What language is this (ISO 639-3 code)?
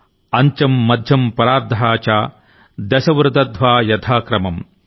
tel